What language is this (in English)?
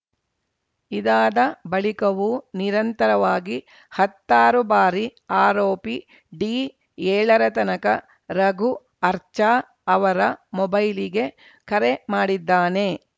Kannada